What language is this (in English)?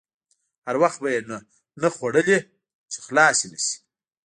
Pashto